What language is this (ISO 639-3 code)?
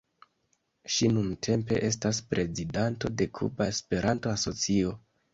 epo